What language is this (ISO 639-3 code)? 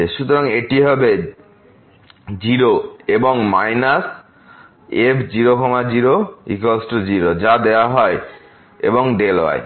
ben